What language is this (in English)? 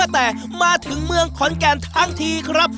Thai